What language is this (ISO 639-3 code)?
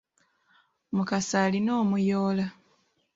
lug